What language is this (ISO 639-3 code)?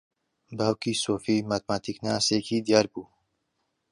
ckb